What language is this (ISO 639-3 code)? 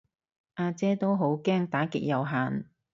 yue